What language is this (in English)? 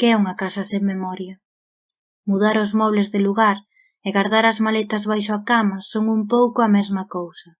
Galician